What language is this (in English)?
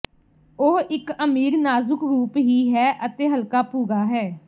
Punjabi